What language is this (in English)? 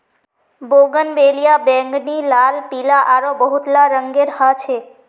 Magahi